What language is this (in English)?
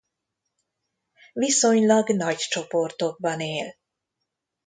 Hungarian